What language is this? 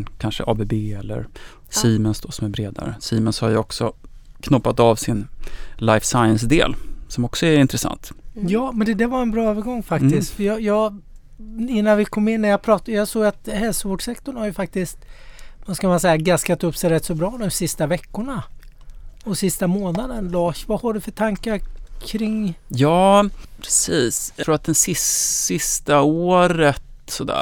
Swedish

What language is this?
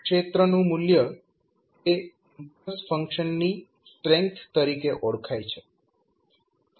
Gujarati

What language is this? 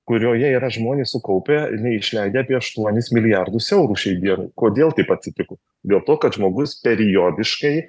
Lithuanian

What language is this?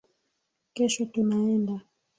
Swahili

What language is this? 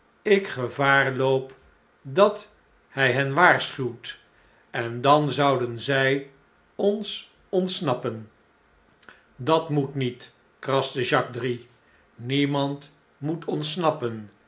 Dutch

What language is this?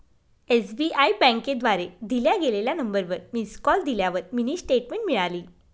Marathi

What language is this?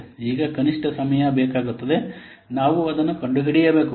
Kannada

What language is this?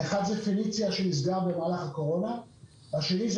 Hebrew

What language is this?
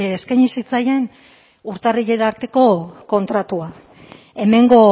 Basque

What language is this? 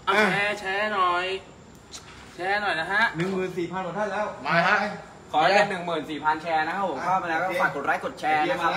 Thai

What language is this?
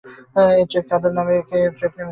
Bangla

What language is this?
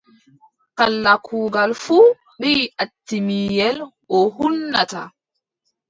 Adamawa Fulfulde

